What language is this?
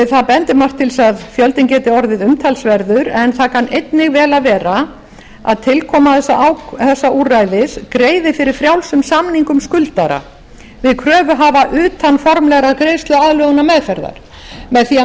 Icelandic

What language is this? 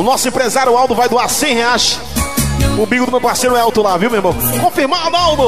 Portuguese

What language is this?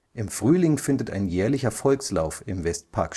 German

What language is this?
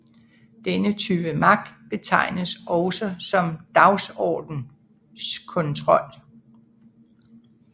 Danish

